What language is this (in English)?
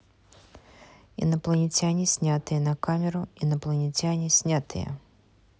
Russian